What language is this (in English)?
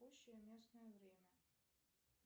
Russian